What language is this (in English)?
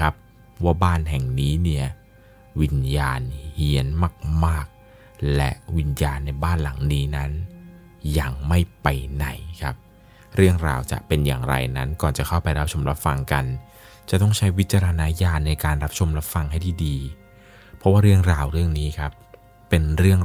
Thai